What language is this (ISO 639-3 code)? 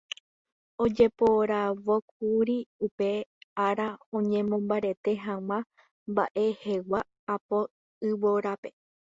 grn